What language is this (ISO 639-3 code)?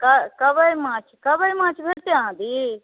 mai